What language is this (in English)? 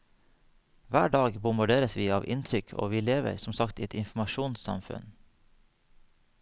Norwegian